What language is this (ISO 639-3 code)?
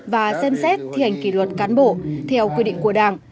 vie